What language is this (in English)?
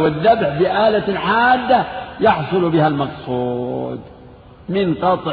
Arabic